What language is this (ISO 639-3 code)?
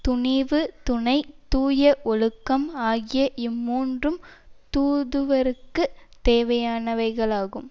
tam